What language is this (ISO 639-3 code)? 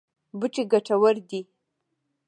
pus